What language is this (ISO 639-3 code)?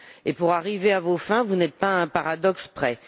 fra